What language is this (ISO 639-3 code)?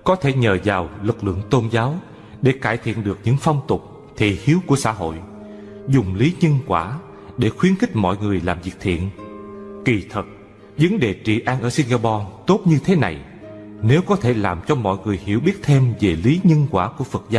vie